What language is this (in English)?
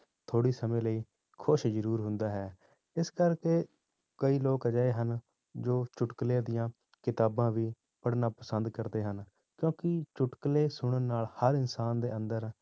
Punjabi